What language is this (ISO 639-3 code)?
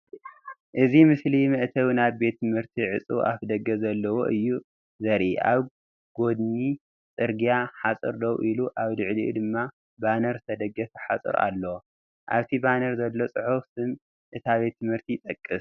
tir